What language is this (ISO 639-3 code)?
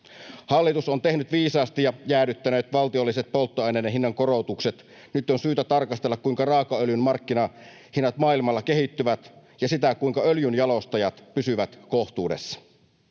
fin